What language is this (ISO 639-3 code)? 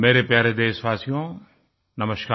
hin